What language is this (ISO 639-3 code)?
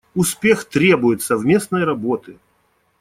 rus